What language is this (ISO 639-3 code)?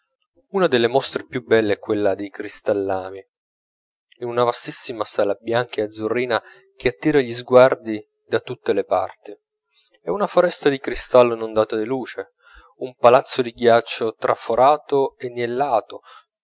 ita